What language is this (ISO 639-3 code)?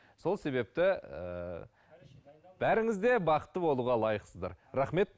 kaz